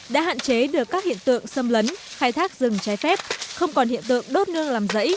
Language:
Vietnamese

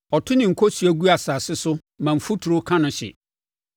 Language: Akan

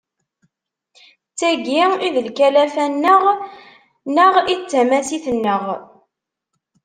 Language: Kabyle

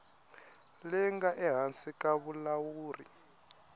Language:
Tsonga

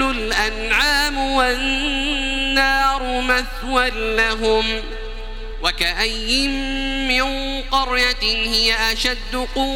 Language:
Arabic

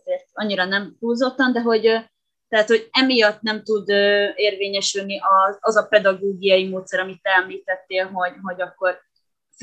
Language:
Hungarian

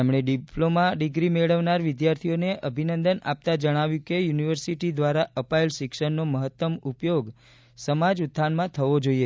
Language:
Gujarati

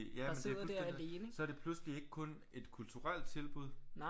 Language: Danish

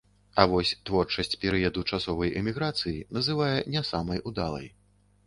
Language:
Belarusian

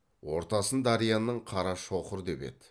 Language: Kazakh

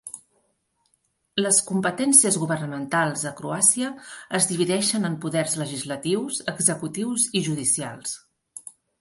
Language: Catalan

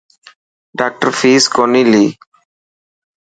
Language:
Dhatki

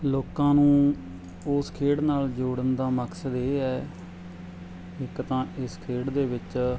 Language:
Punjabi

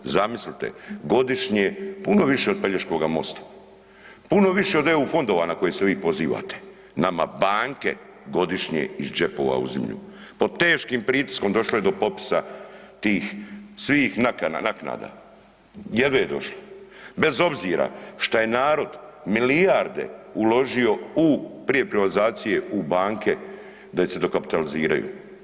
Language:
Croatian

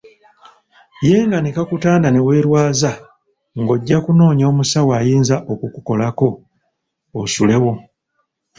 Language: Ganda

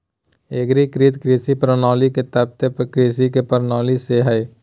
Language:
Magahi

